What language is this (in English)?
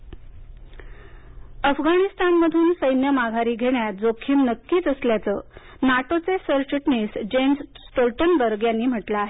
Marathi